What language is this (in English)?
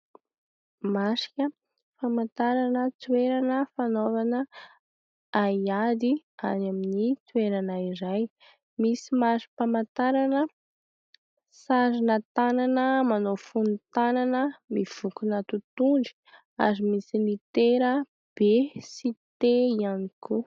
Malagasy